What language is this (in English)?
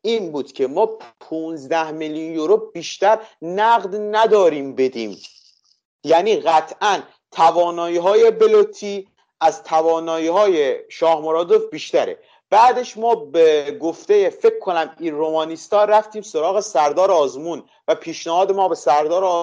Persian